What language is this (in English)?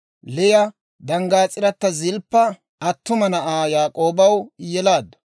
Dawro